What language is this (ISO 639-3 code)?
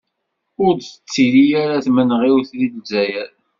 kab